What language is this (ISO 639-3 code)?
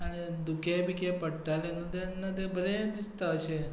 kok